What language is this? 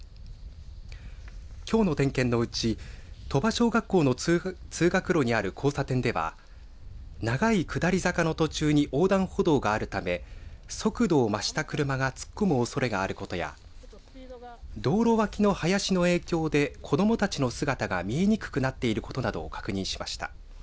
Japanese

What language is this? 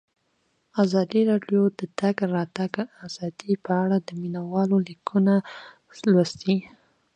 Pashto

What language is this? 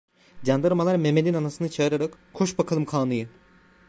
Turkish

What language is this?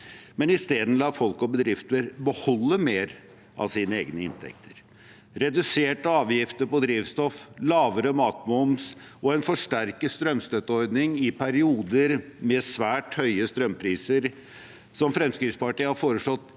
Norwegian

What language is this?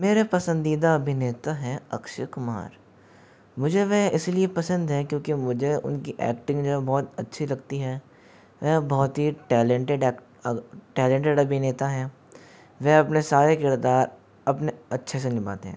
Hindi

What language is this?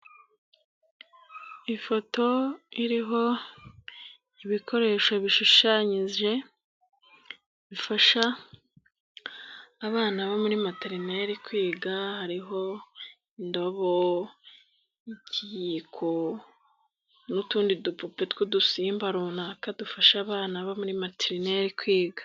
Kinyarwanda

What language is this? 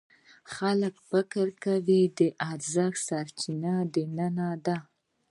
Pashto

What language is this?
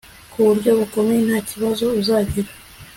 Kinyarwanda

